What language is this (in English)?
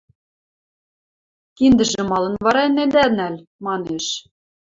Western Mari